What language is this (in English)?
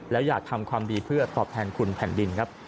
Thai